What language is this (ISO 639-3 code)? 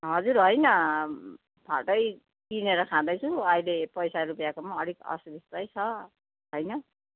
nep